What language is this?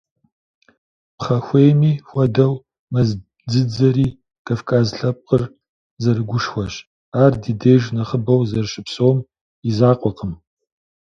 Kabardian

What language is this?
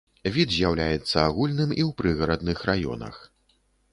Belarusian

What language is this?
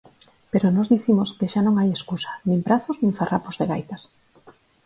Galician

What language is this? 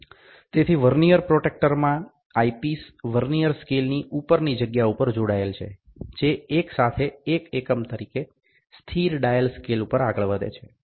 Gujarati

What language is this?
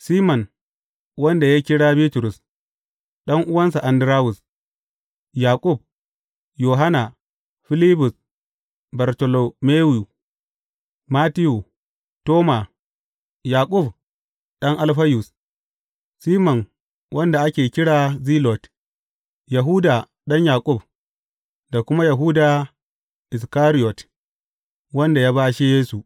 Hausa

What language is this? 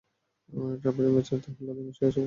Bangla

